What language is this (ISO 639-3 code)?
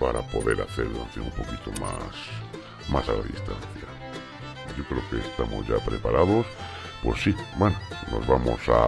spa